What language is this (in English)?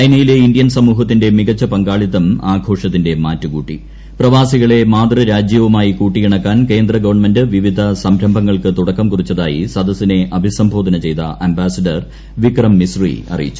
Malayalam